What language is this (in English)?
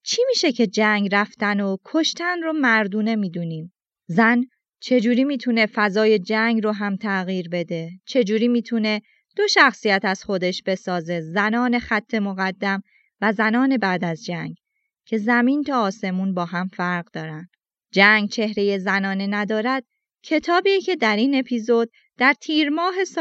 Persian